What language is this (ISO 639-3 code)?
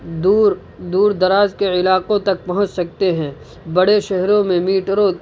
urd